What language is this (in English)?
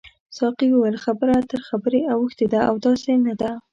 Pashto